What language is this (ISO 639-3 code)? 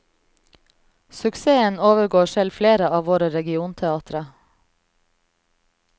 nor